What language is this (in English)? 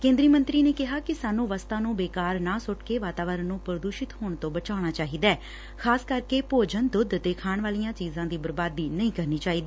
Punjabi